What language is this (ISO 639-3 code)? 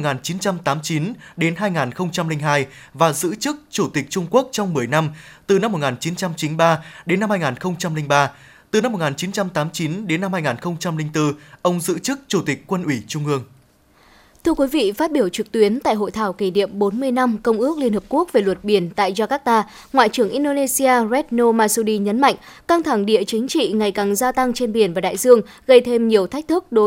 vie